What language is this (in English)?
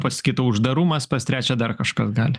Lithuanian